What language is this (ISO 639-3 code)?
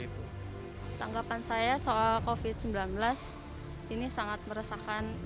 ind